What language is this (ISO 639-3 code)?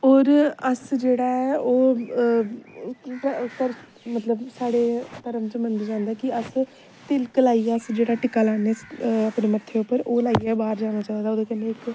doi